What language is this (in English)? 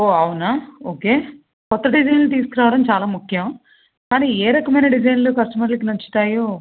Telugu